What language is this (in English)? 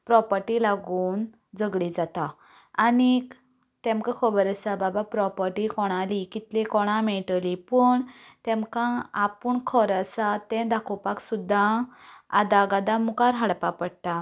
Konkani